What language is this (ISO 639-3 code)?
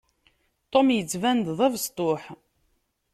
kab